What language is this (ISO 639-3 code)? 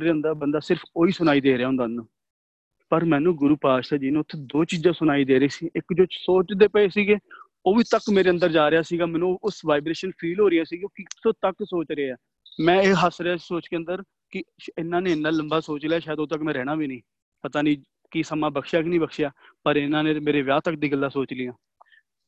pan